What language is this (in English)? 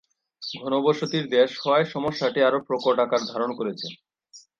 Bangla